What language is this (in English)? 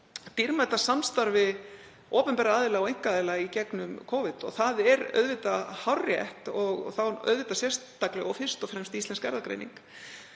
Icelandic